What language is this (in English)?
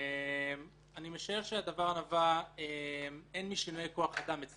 Hebrew